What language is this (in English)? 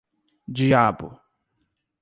Portuguese